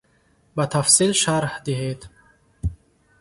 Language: Tajik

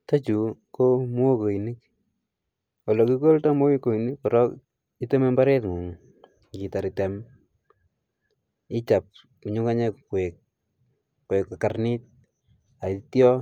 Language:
Kalenjin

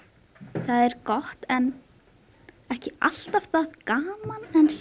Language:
Icelandic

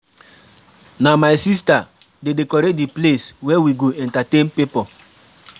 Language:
Nigerian Pidgin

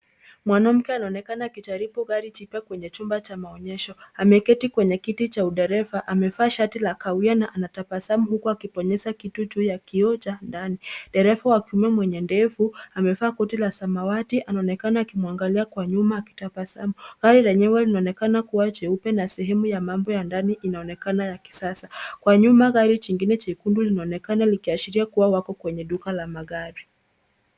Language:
Swahili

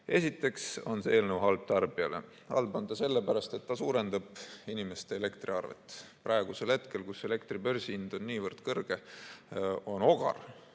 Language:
Estonian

